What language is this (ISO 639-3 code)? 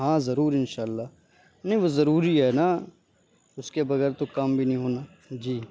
urd